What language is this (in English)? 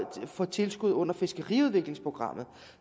Danish